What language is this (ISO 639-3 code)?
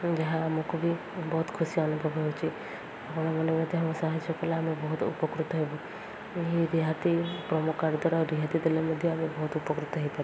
ori